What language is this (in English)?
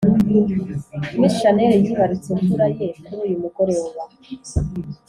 Kinyarwanda